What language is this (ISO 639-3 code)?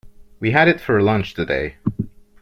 eng